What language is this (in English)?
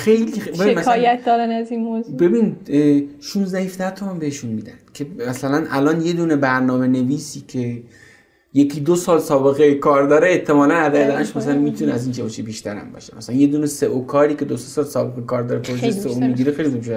Persian